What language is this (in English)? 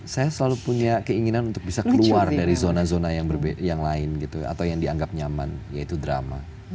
Indonesian